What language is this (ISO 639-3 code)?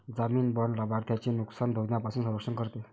mar